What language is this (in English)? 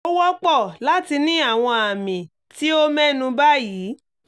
Yoruba